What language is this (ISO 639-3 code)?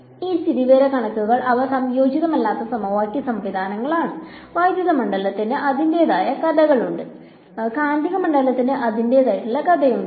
mal